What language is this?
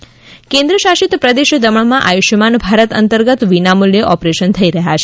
Gujarati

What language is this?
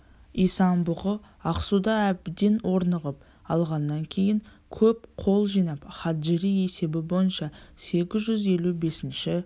Kazakh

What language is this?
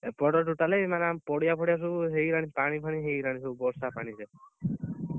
Odia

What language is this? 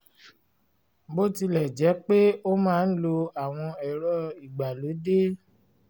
Yoruba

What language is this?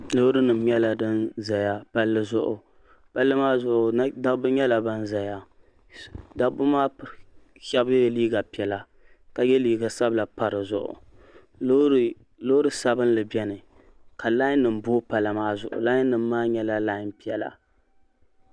Dagbani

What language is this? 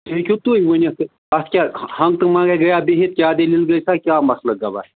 Kashmiri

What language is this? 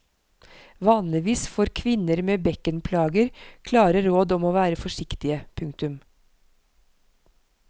Norwegian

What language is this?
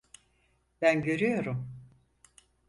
Turkish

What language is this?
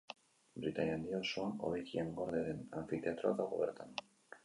Basque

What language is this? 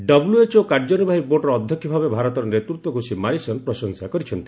Odia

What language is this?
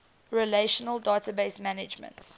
English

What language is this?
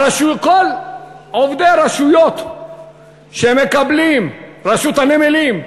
Hebrew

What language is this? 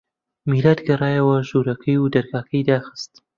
Central Kurdish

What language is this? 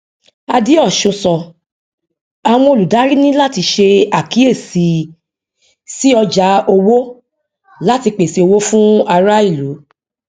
Yoruba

